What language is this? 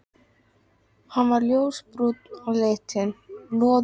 Icelandic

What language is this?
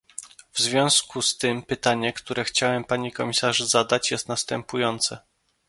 Polish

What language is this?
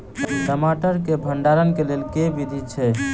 Maithili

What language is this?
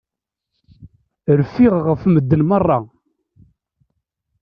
Kabyle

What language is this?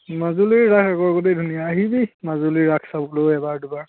Assamese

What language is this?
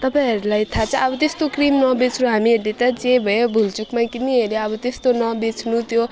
Nepali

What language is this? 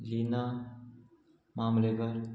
Konkani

